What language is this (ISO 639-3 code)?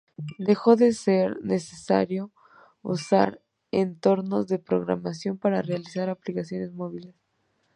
spa